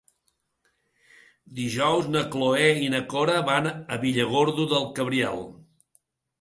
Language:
Catalan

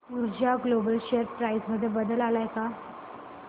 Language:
Marathi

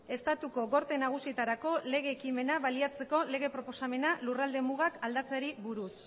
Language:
Basque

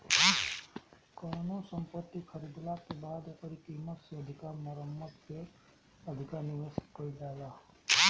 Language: Bhojpuri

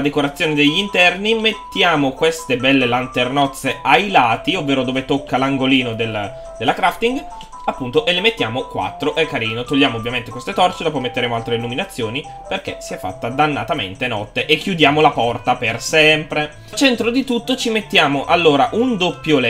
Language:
Italian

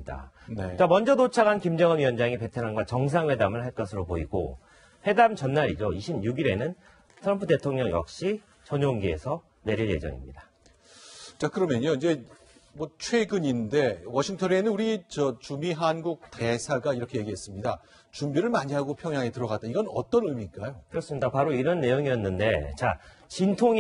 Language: Korean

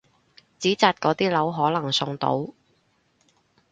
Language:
Cantonese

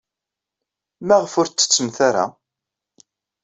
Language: Kabyle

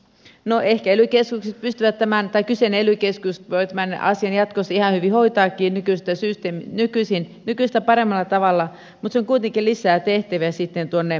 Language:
Finnish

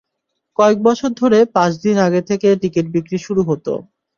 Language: Bangla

